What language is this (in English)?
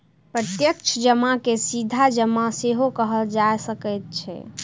Maithili